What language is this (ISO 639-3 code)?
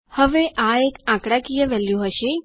guj